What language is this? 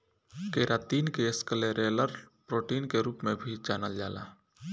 Bhojpuri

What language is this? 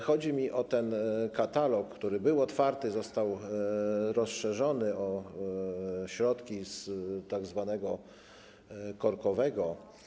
Polish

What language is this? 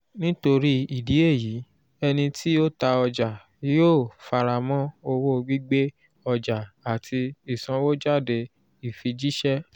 Yoruba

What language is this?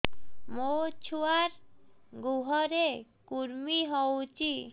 Odia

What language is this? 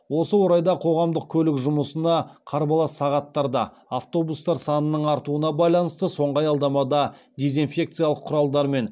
Kazakh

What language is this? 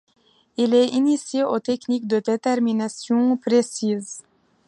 French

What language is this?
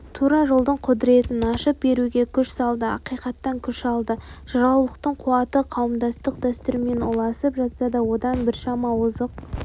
Kazakh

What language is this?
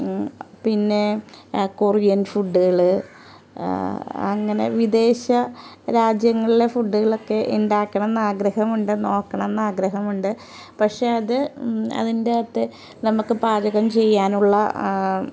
Malayalam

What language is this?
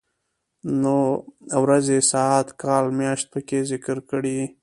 Pashto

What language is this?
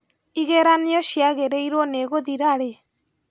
Kikuyu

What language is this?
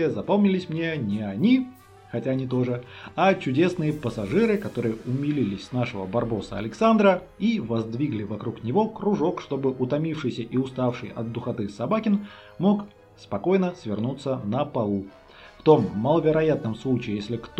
Russian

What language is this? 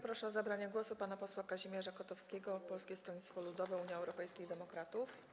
Polish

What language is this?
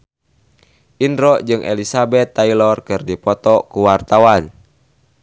Sundanese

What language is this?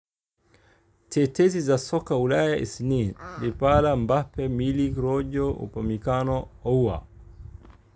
Somali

